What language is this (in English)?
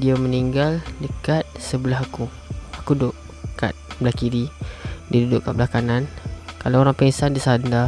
Malay